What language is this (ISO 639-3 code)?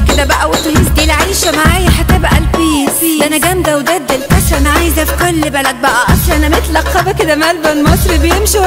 ara